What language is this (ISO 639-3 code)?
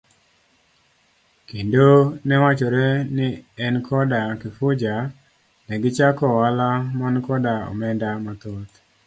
luo